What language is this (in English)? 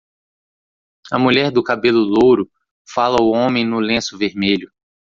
Portuguese